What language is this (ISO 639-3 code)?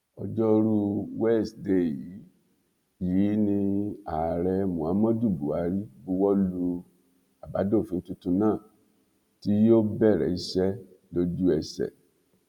yor